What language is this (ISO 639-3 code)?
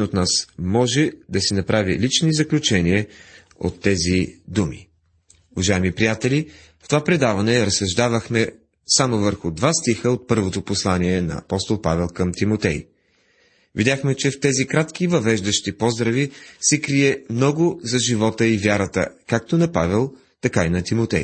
bul